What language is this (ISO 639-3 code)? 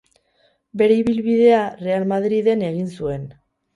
eus